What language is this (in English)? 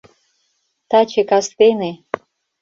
Mari